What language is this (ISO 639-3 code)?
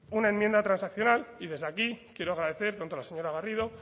spa